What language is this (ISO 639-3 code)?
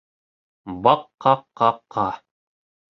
bak